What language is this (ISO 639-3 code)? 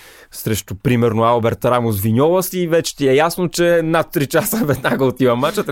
bul